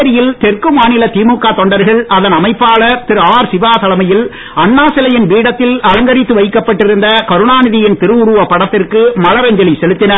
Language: Tamil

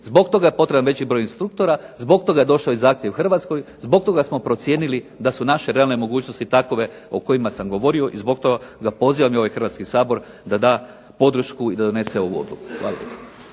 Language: Croatian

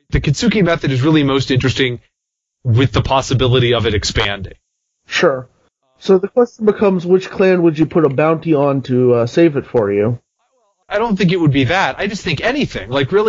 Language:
English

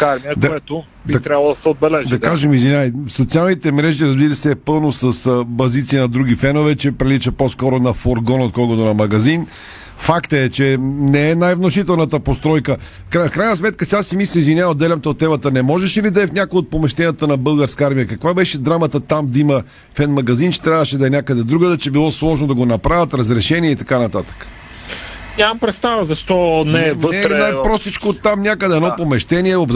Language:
Bulgarian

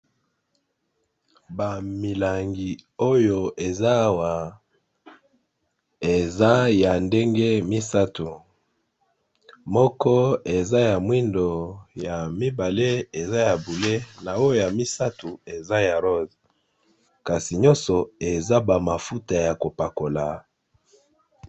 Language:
Lingala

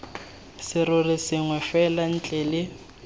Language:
Tswana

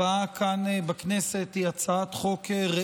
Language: Hebrew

